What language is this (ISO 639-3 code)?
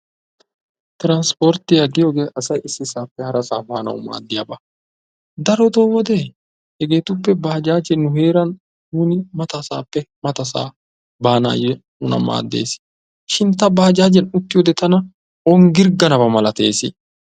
wal